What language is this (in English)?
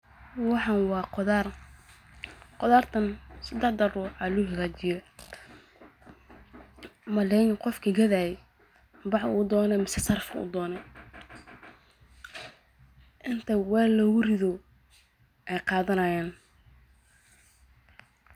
Somali